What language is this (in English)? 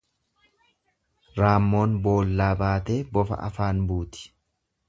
Oromo